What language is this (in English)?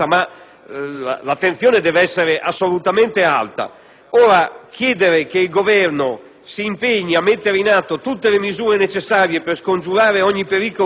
Italian